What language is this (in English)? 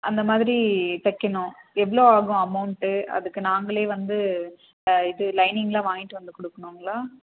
Tamil